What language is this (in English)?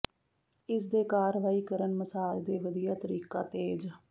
Punjabi